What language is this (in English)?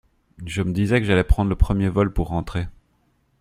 French